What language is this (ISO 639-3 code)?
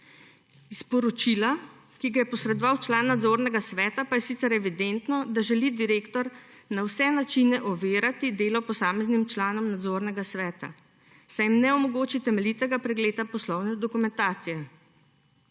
slv